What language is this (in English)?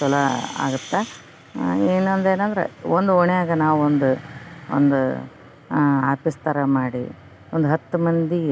Kannada